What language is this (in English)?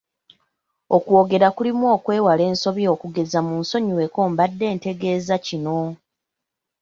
Ganda